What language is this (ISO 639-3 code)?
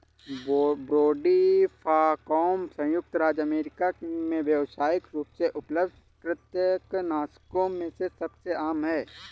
hin